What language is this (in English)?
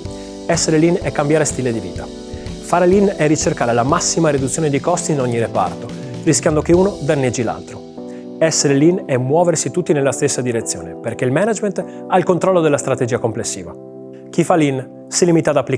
Italian